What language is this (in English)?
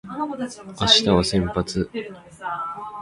Japanese